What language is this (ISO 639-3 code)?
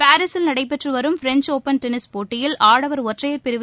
tam